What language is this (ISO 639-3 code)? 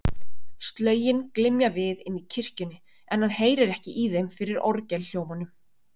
isl